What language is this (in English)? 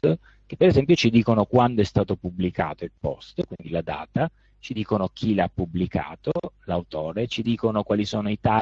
Italian